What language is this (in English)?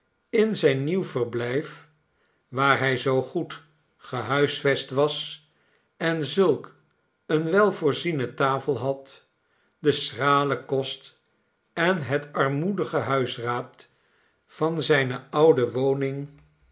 Dutch